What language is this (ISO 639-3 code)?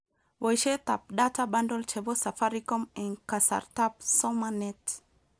kln